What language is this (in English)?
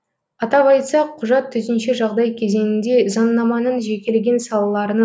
Kazakh